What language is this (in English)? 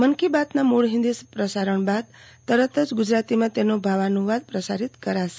Gujarati